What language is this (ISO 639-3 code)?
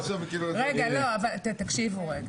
heb